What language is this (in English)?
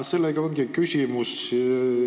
Estonian